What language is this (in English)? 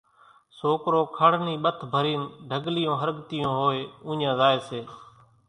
Kachi Koli